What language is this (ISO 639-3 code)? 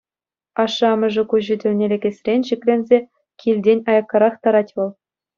chv